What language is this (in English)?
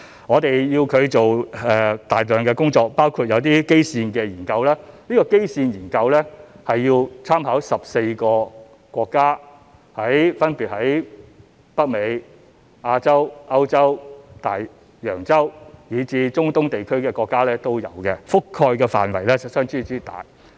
Cantonese